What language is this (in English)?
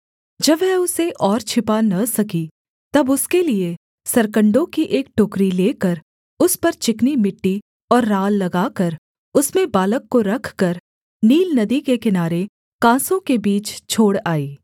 Hindi